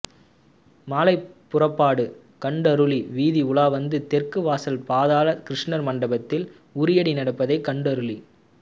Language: Tamil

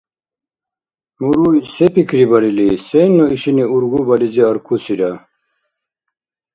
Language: Dargwa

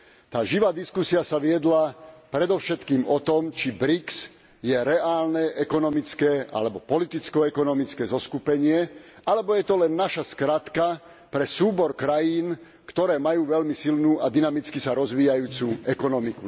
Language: Slovak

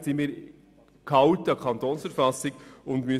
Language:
Swiss German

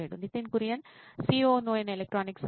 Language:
Telugu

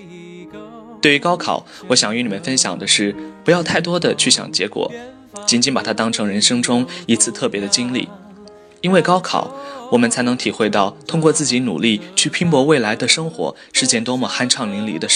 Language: Chinese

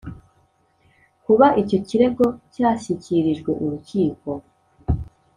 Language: Kinyarwanda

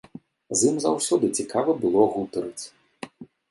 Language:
Belarusian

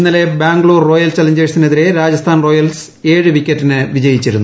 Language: Malayalam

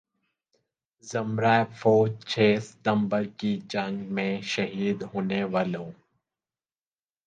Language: Urdu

